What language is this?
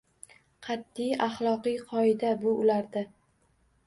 Uzbek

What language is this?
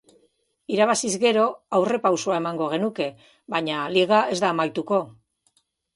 Basque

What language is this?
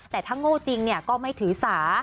Thai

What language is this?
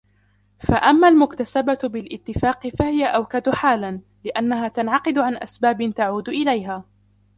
Arabic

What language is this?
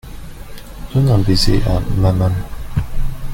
French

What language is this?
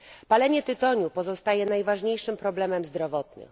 Polish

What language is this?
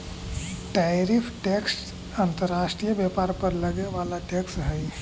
Magahi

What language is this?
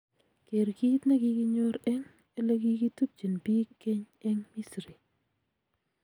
Kalenjin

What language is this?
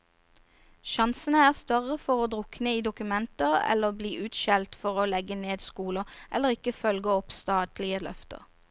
Norwegian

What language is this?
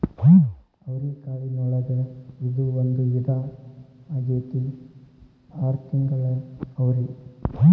Kannada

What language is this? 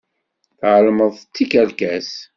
Kabyle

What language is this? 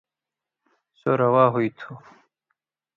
Indus Kohistani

